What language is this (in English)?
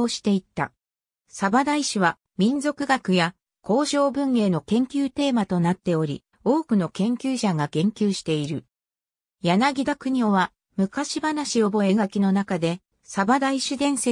Japanese